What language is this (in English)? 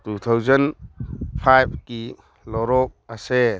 Manipuri